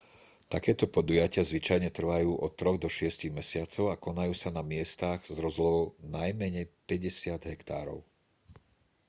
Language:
Slovak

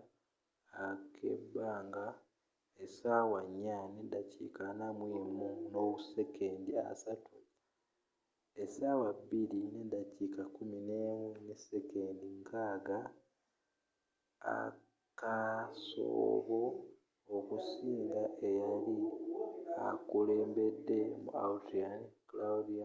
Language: Ganda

